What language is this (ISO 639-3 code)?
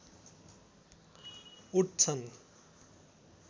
nep